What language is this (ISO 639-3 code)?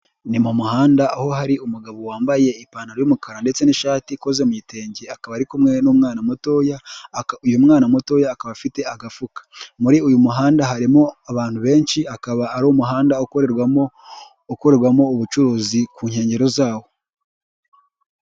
kin